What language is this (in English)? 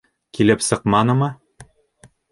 Bashkir